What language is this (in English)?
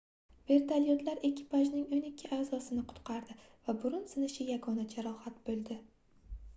Uzbek